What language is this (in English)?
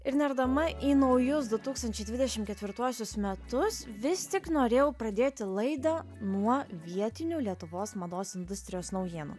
Lithuanian